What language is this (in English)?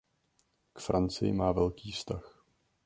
Czech